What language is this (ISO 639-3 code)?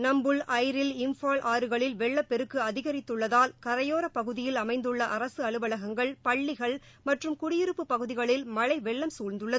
tam